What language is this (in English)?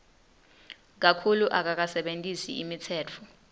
Swati